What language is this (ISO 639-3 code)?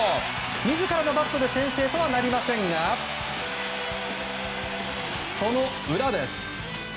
jpn